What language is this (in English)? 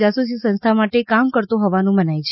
Gujarati